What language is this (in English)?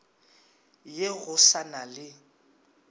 Northern Sotho